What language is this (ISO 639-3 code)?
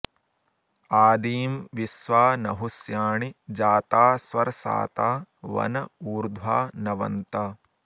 san